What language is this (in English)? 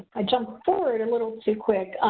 English